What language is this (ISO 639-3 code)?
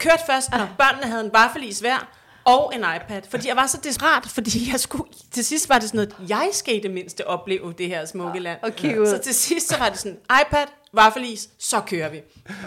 dan